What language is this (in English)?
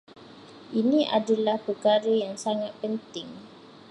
Malay